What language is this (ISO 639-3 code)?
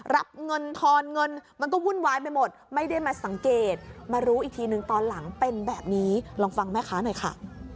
tha